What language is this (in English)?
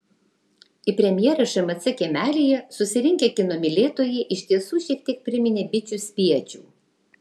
Lithuanian